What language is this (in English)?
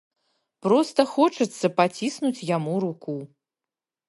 Belarusian